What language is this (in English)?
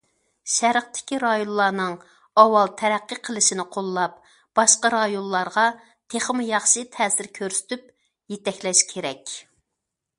Uyghur